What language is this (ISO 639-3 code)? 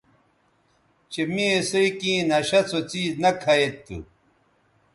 btv